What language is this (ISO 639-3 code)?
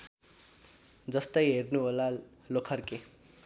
nep